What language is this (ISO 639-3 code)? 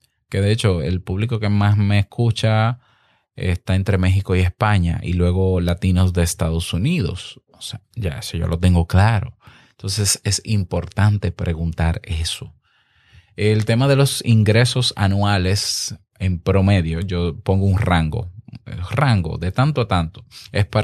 spa